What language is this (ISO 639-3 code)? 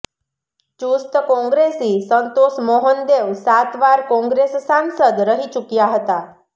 guj